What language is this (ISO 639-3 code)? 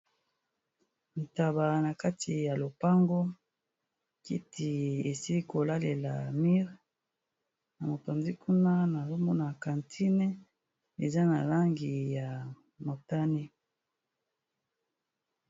lin